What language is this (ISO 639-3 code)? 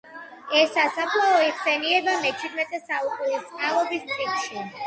kat